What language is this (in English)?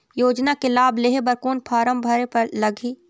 Chhattisgarhi